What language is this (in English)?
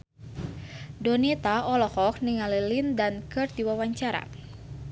Sundanese